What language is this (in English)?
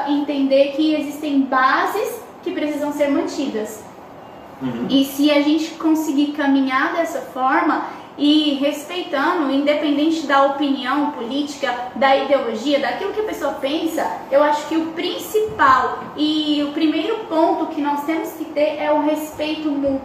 Portuguese